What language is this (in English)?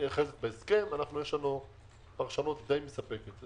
Hebrew